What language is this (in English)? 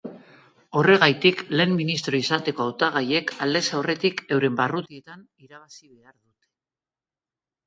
Basque